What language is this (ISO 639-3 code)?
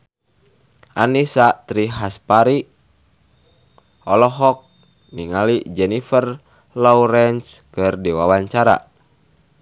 sun